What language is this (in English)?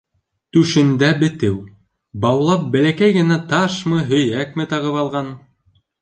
Bashkir